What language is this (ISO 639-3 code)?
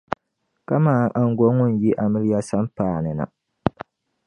dag